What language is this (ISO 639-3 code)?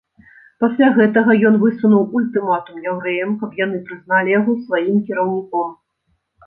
bel